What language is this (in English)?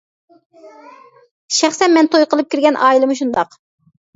Uyghur